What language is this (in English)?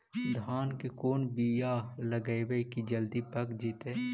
Magahi